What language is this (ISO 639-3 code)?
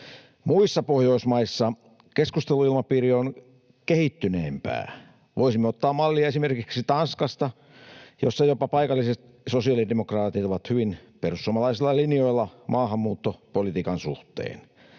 fin